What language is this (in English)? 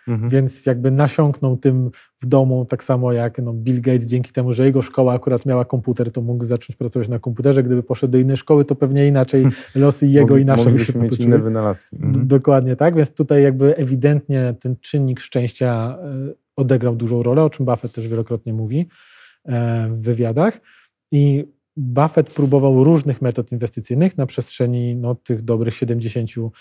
Polish